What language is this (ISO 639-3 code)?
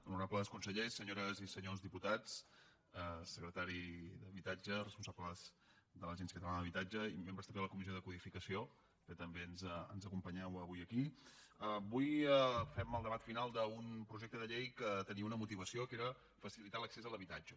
cat